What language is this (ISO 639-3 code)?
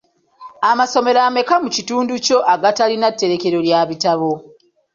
lug